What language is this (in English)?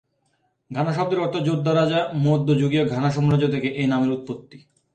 Bangla